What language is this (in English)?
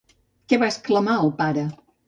Catalan